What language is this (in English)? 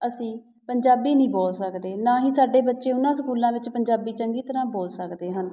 Punjabi